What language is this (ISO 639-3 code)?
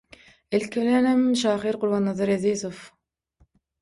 tuk